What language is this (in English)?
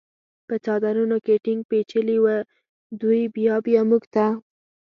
Pashto